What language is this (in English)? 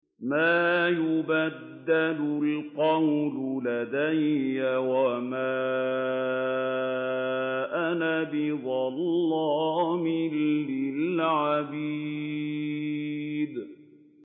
Arabic